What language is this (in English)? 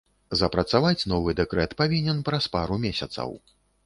Belarusian